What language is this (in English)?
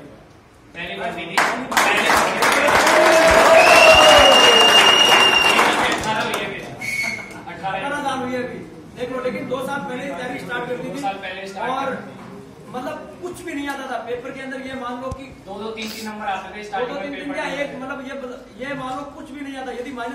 Hindi